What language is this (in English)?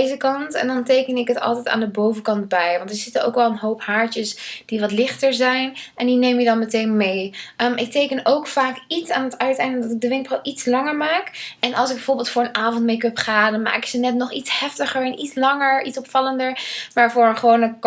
Dutch